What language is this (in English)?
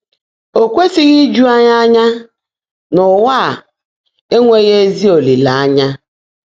Igbo